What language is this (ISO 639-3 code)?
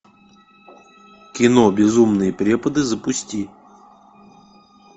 rus